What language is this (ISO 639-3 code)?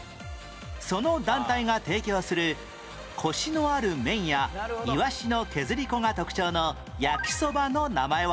jpn